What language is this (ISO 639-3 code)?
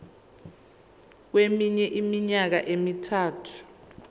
zul